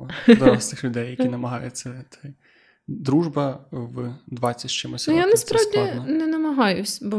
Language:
Ukrainian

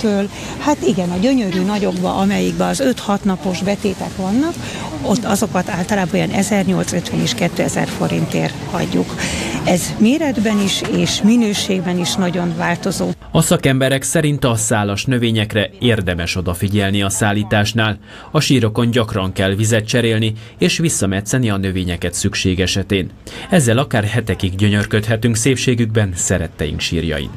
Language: Hungarian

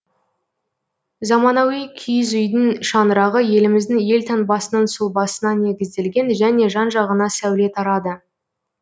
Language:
Kazakh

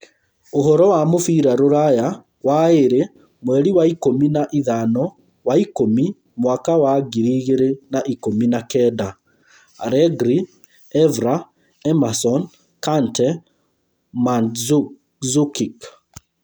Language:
Kikuyu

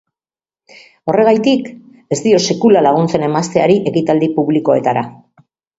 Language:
Basque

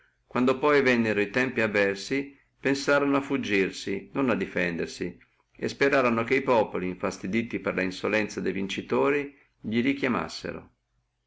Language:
Italian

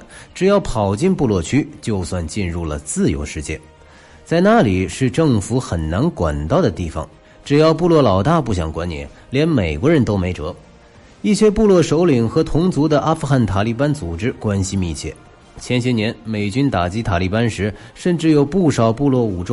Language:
Chinese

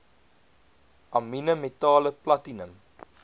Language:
Afrikaans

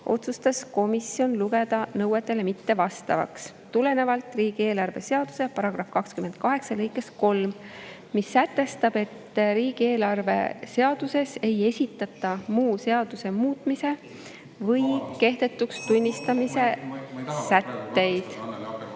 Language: Estonian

